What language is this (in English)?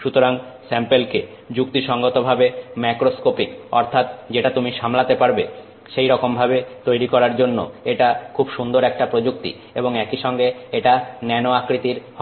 Bangla